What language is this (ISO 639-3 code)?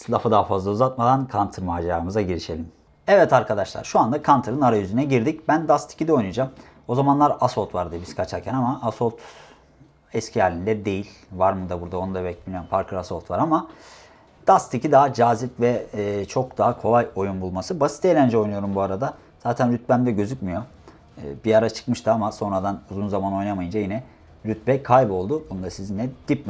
tur